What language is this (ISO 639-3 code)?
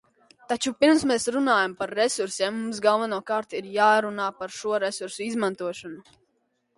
lav